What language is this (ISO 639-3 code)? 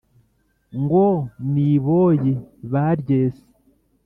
kin